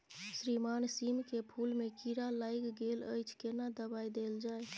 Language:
Maithili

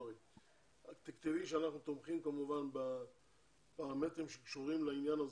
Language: Hebrew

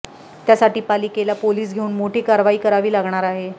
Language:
Marathi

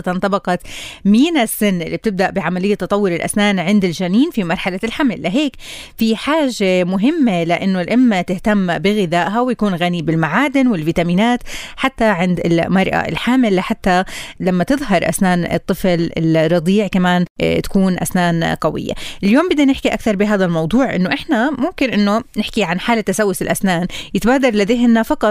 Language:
Arabic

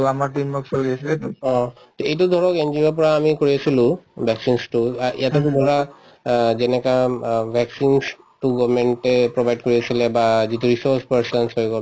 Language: Assamese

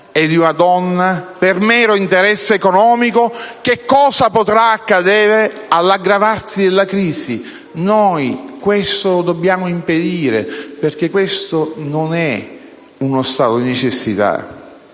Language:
Italian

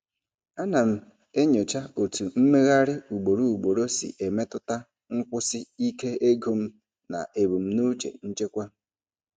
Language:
Igbo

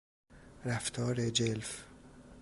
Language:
Persian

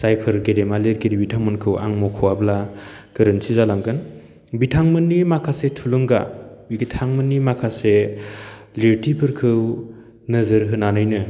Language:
Bodo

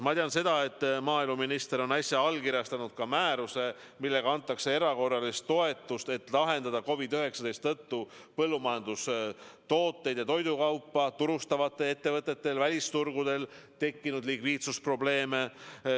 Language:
Estonian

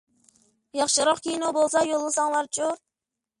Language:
Uyghur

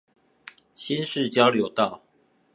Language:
Chinese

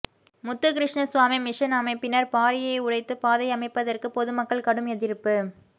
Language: Tamil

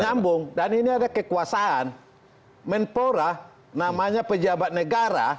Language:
Indonesian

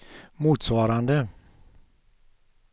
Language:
Swedish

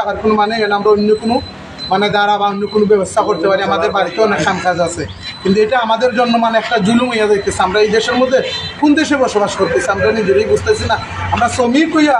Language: Bangla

